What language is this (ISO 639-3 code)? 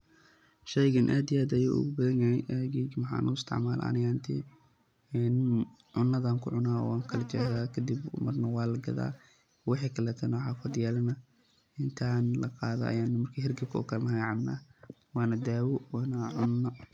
som